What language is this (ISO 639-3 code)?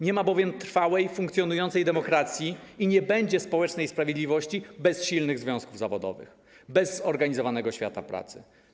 pol